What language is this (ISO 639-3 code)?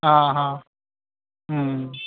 brx